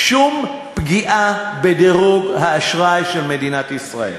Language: Hebrew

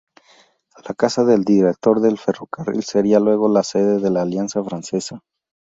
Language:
Spanish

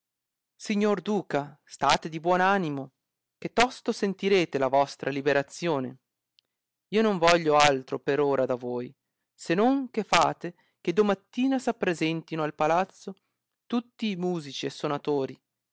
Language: Italian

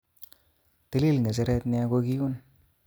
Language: Kalenjin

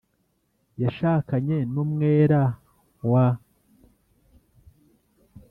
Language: Kinyarwanda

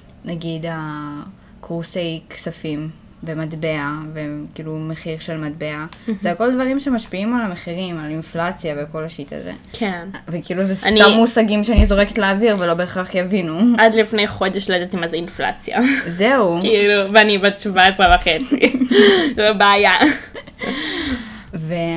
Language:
Hebrew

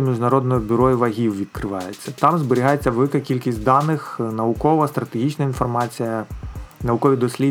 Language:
Ukrainian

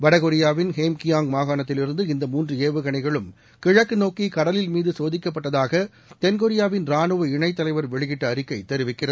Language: Tamil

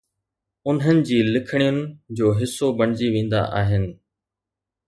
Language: Sindhi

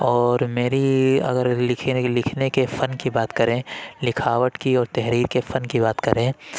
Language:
Urdu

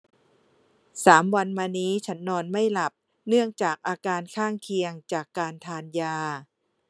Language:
Thai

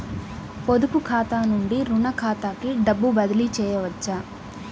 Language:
Telugu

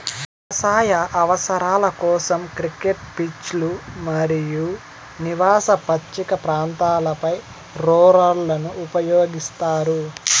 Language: Telugu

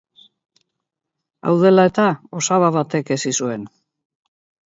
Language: Basque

